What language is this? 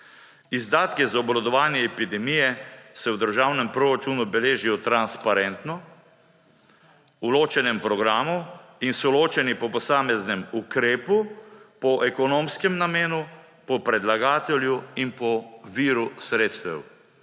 Slovenian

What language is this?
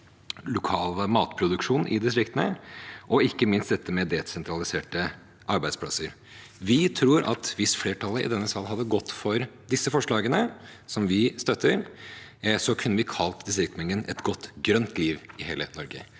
Norwegian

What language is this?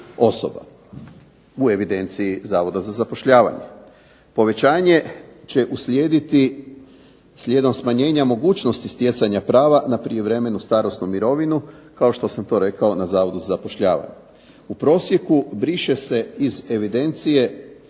Croatian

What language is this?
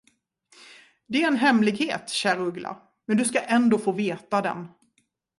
Swedish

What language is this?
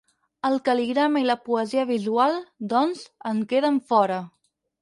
Catalan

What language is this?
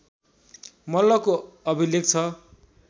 Nepali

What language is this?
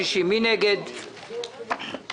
Hebrew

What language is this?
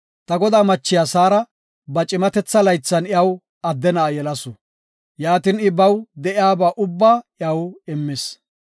Gofa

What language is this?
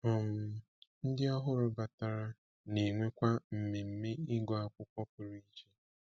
Igbo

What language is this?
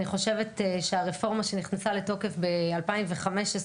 Hebrew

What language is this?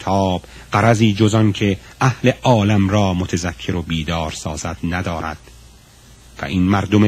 Persian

